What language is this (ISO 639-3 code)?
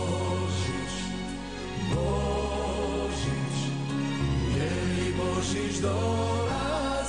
hrv